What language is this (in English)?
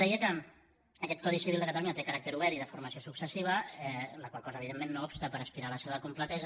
Catalan